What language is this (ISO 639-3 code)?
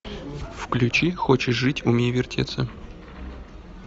rus